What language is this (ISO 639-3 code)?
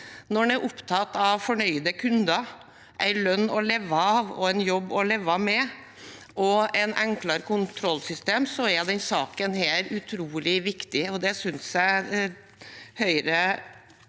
nor